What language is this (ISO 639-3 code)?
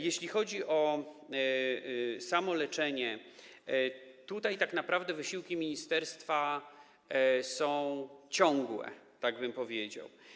pol